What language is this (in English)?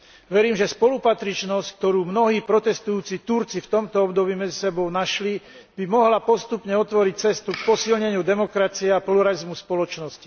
Slovak